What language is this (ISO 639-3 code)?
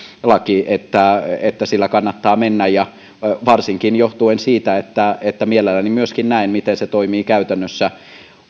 fin